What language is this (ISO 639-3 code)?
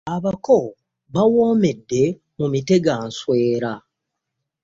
lug